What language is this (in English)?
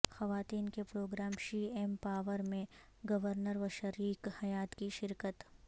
Urdu